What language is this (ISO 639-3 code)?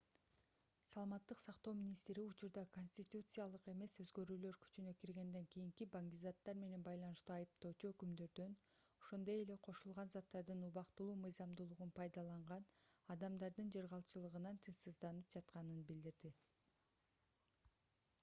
kir